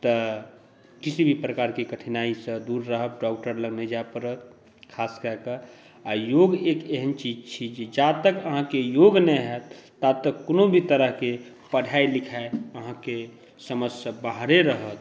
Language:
Maithili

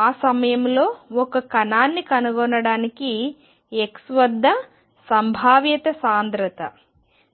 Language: Telugu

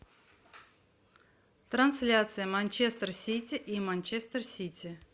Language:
Russian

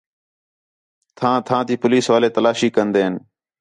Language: Khetrani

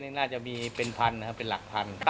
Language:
Thai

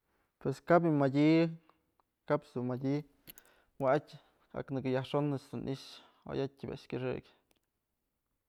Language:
Mazatlán Mixe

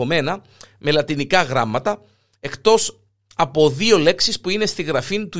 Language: Greek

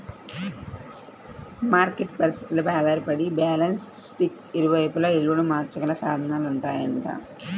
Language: Telugu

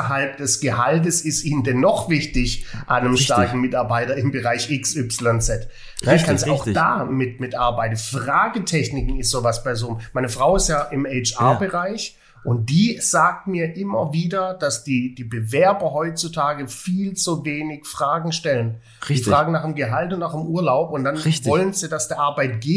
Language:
German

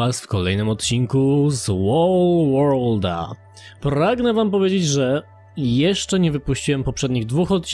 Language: Polish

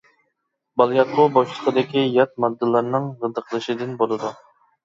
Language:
Uyghur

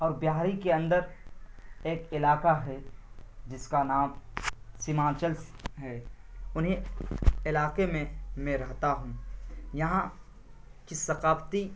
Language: Urdu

